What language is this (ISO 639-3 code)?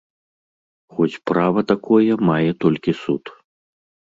bel